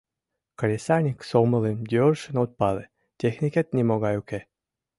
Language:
Mari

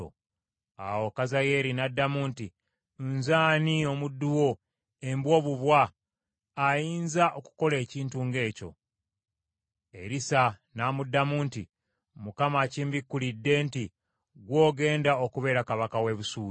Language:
Ganda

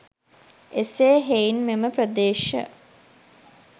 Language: Sinhala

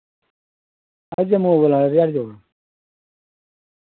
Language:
Dogri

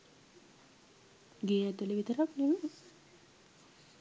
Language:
Sinhala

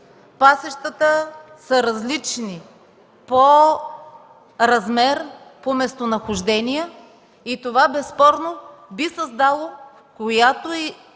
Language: Bulgarian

